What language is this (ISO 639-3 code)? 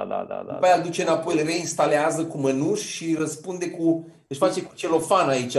ron